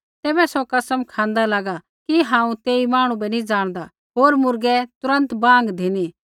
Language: Kullu Pahari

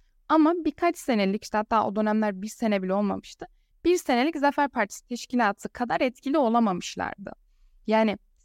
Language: Turkish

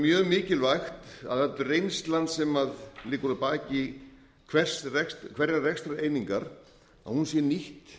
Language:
Icelandic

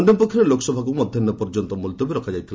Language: Odia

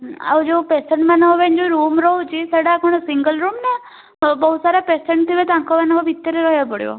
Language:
Odia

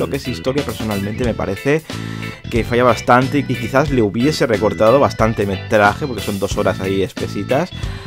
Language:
Spanish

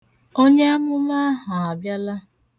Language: Igbo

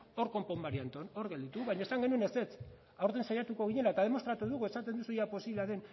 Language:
Basque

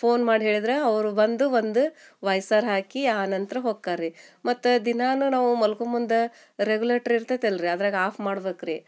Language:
Kannada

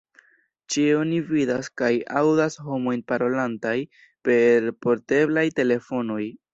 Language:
Esperanto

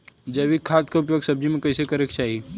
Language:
Bhojpuri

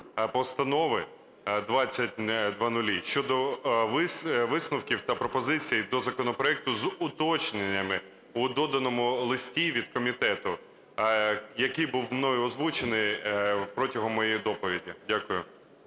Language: Ukrainian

